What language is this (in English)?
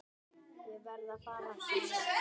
Icelandic